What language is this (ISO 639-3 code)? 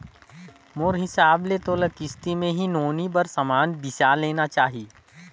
hne